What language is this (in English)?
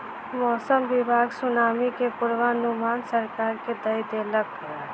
Maithili